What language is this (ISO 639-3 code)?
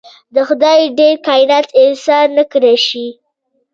pus